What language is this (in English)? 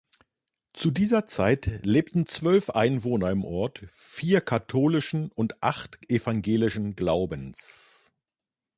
German